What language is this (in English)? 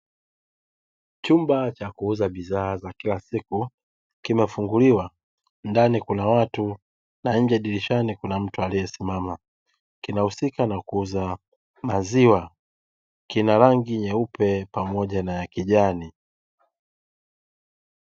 Swahili